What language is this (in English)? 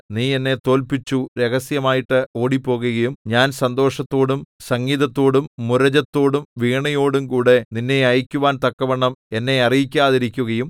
Malayalam